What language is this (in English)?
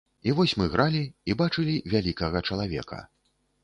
Belarusian